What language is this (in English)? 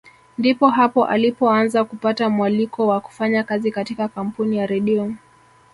Swahili